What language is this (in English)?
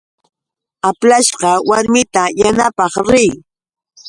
Yauyos Quechua